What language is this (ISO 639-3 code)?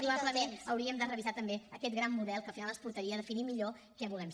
cat